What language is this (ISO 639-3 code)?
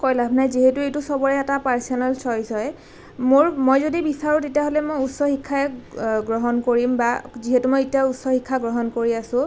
asm